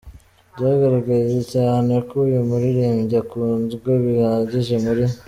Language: Kinyarwanda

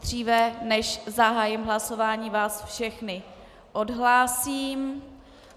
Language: Czech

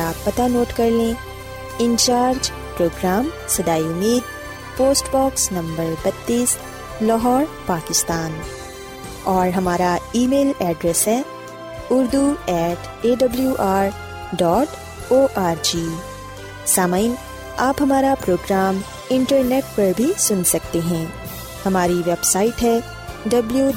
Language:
Urdu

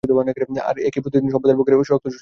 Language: Bangla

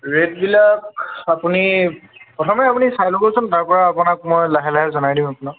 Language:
Assamese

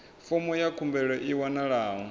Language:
Venda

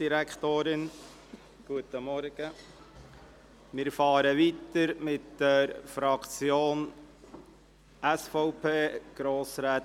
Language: Swiss German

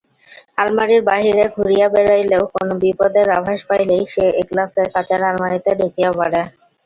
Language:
Bangla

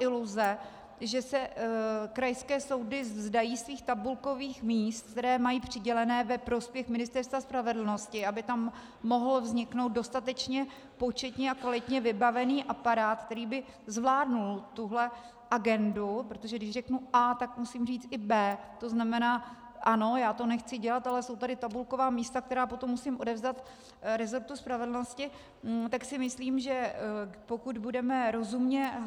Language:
Czech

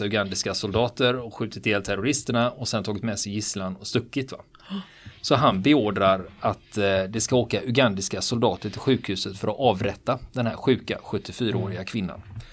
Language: Swedish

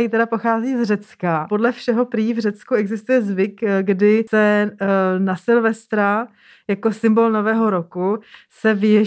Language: Czech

